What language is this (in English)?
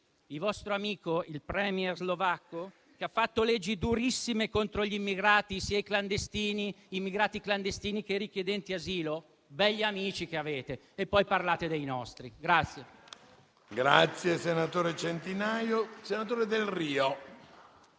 Italian